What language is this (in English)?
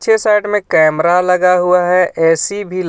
Hindi